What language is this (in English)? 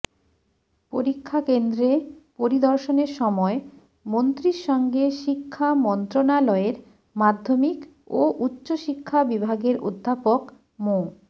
Bangla